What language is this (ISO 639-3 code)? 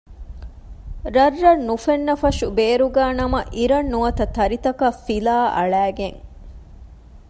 div